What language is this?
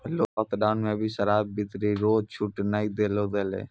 Maithili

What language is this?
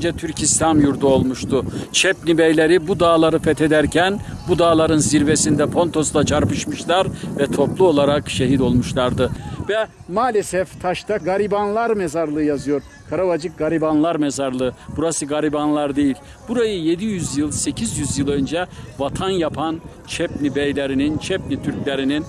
Turkish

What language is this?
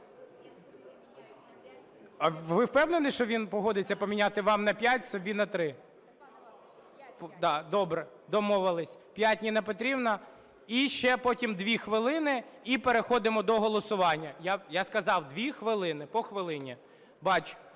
Ukrainian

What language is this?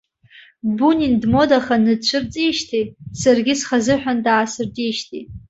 Abkhazian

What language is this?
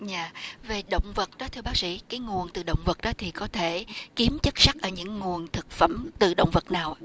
Vietnamese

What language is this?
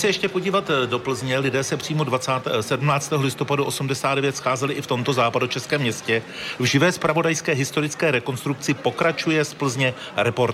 Czech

